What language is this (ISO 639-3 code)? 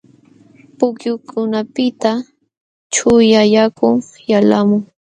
qxw